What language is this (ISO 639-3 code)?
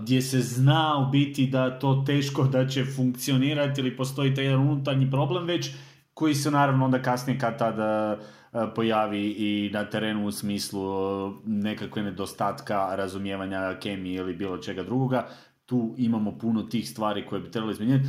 hrv